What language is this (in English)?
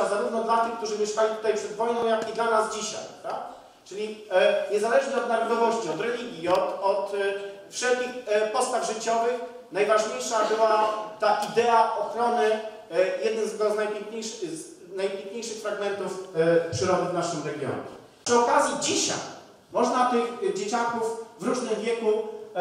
Polish